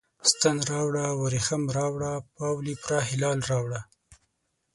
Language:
Pashto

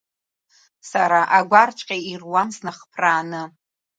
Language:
Abkhazian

